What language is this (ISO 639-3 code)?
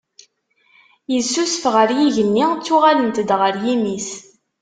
kab